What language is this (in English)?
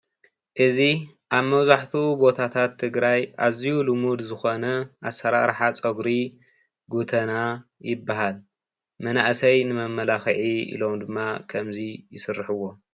Tigrinya